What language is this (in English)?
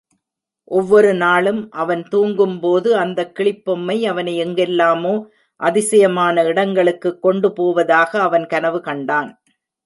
Tamil